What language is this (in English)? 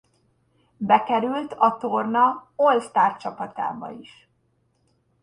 Hungarian